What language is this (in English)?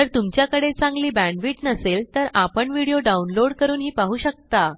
Marathi